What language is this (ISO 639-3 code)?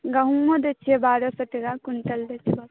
mai